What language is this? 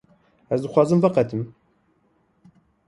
Kurdish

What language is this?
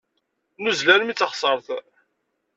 Kabyle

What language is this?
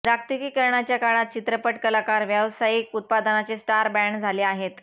Marathi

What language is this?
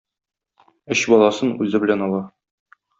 Tatar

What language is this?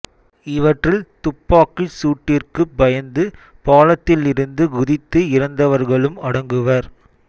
Tamil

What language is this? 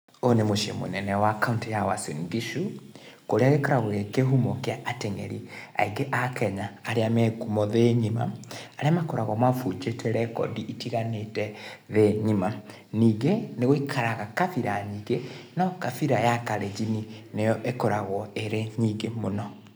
Kikuyu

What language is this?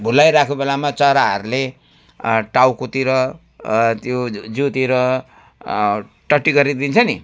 Nepali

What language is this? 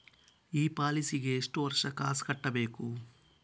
Kannada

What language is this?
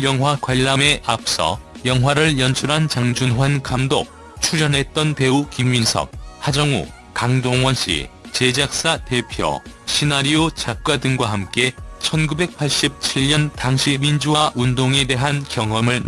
Korean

